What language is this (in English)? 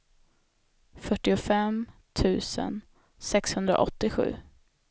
Swedish